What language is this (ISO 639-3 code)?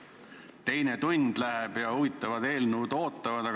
est